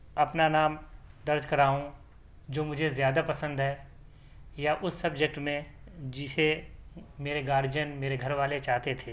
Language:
Urdu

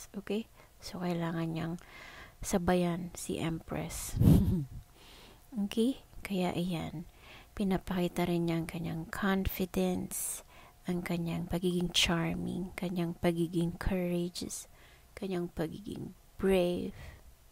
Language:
Filipino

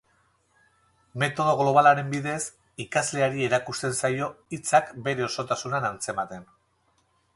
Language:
Basque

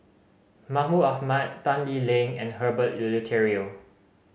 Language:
English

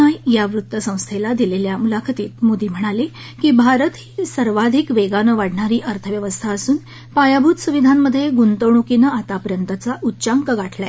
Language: Marathi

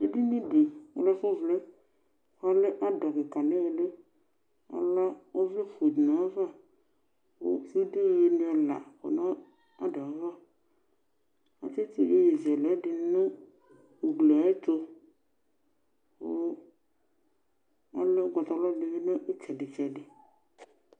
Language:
Ikposo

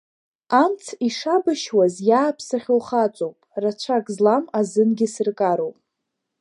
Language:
Abkhazian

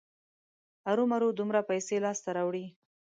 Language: Pashto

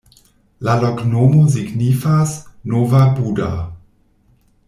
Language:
Esperanto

